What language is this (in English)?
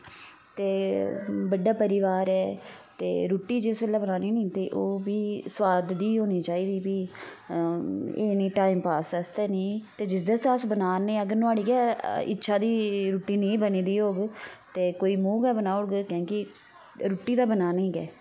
Dogri